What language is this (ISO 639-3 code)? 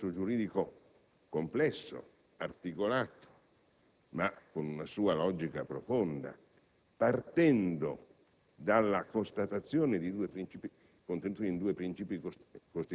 ita